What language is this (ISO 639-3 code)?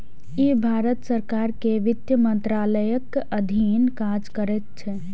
mai